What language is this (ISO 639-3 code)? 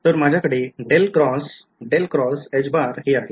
mar